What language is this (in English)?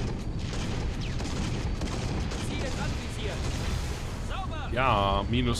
German